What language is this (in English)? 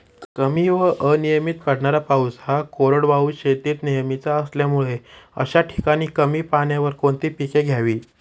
Marathi